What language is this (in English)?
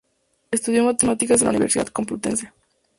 Spanish